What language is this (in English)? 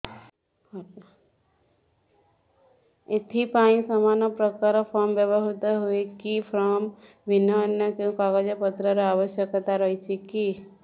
Odia